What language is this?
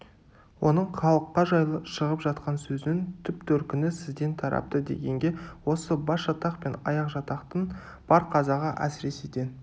Kazakh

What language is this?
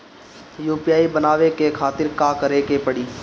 Bhojpuri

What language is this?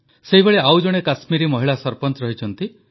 Odia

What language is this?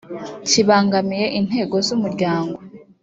Kinyarwanda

